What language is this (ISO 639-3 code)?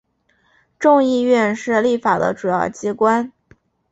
zho